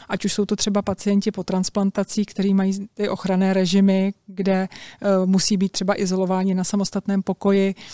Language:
Czech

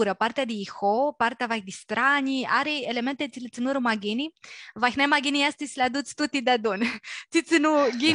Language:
Romanian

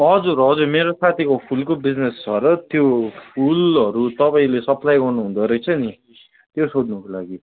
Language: Nepali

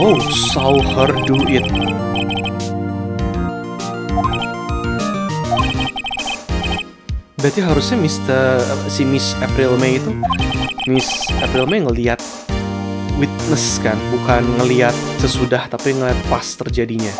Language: Indonesian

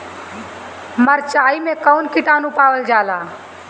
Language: Bhojpuri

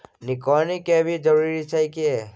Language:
Maithili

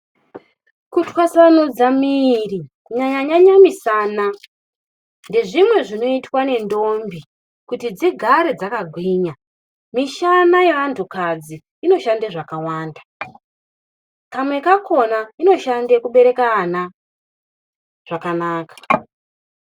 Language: Ndau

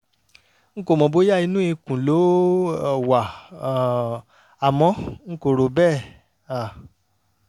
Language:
Yoruba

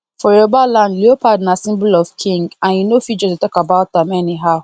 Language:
Nigerian Pidgin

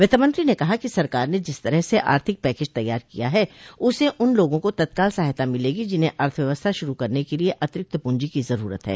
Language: Hindi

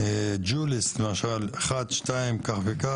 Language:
Hebrew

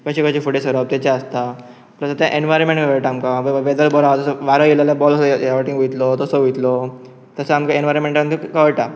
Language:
Konkani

